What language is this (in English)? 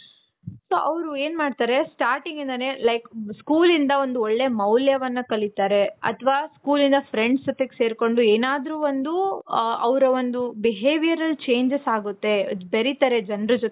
Kannada